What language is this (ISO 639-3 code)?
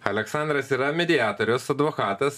lit